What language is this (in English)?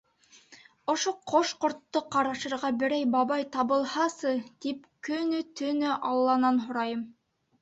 Bashkir